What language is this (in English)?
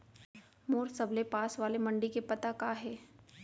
Chhattisgarhi